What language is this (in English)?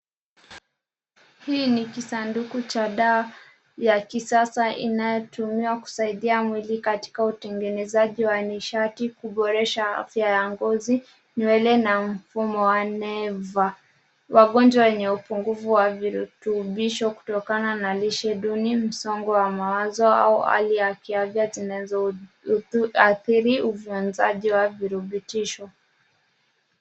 Swahili